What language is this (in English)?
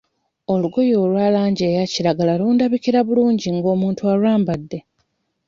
Ganda